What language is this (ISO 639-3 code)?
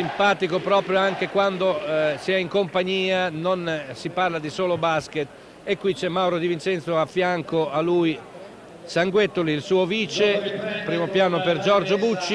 ita